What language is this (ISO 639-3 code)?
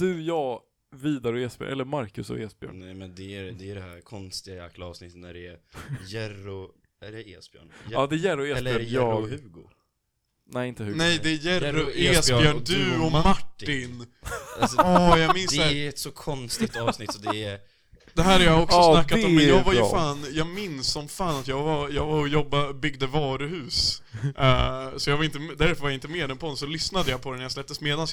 swe